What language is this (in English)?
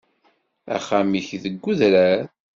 Kabyle